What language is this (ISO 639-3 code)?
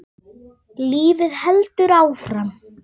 isl